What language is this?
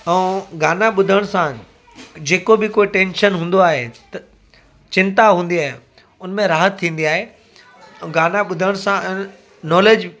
Sindhi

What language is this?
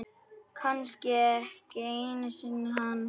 Icelandic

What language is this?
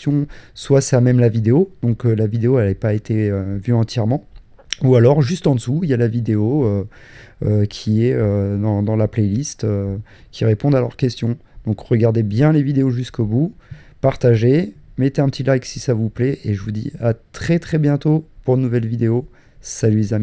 French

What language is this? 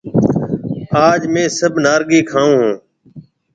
Marwari (Pakistan)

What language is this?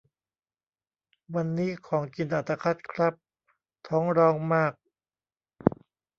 Thai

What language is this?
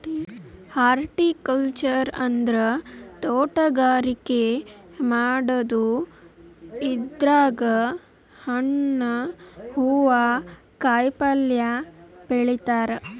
Kannada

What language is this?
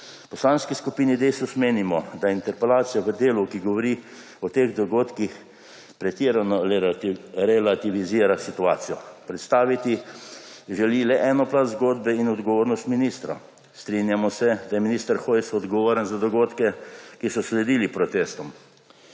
Slovenian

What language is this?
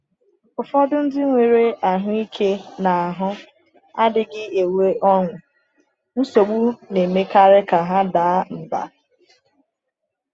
Igbo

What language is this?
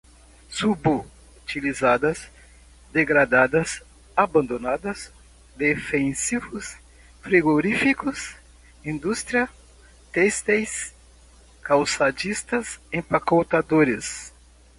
Portuguese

